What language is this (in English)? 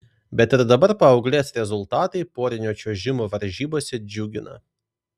Lithuanian